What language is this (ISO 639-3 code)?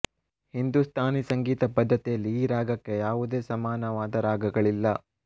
kan